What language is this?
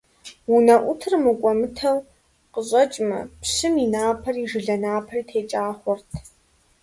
Kabardian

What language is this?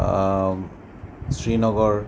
Assamese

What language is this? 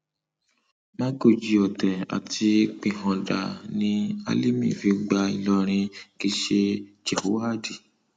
Yoruba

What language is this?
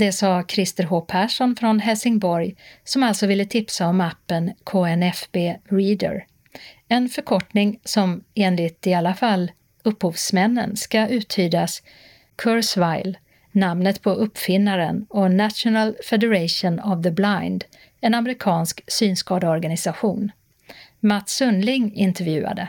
Swedish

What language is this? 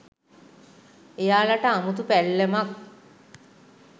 Sinhala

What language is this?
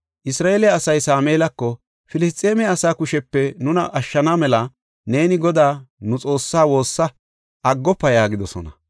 Gofa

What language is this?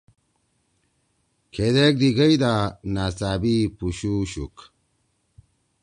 Torwali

